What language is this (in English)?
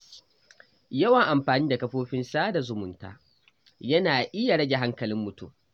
Hausa